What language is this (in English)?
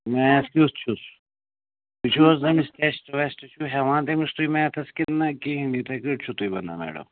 Kashmiri